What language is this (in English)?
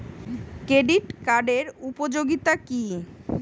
Bangla